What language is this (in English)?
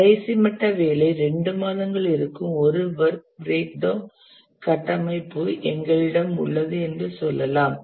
Tamil